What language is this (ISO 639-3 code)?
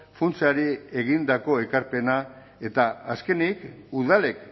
eus